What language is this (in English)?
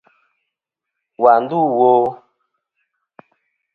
Kom